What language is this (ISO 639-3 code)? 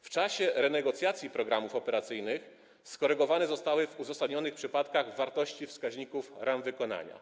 pol